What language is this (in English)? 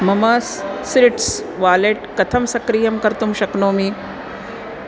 Sanskrit